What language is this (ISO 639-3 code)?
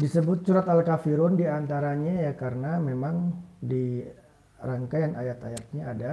ind